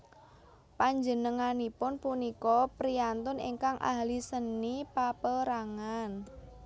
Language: Javanese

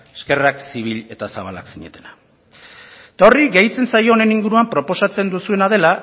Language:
Basque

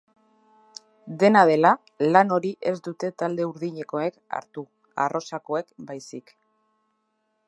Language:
Basque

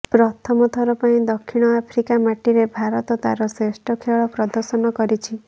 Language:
Odia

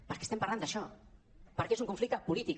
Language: Catalan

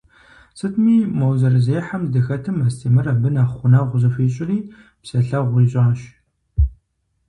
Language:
Kabardian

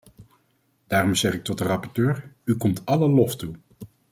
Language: Dutch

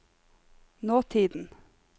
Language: Norwegian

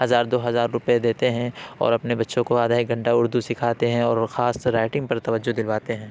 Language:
Urdu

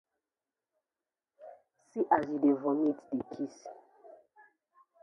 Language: Nigerian Pidgin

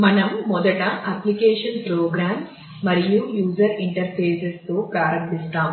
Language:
Telugu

